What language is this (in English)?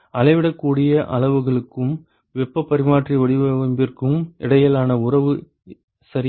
Tamil